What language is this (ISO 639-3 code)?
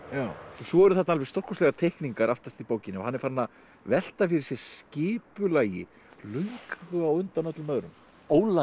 isl